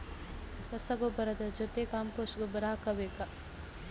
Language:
Kannada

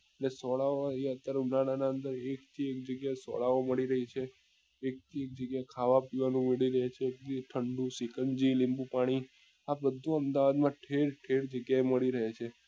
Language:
Gujarati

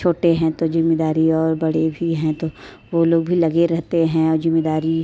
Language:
Hindi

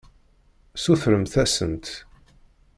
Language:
Kabyle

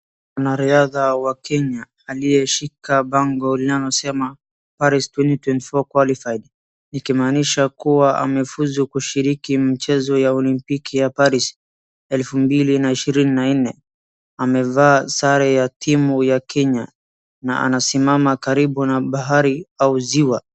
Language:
Swahili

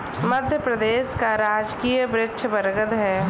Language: Hindi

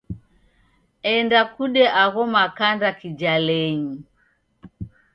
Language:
Taita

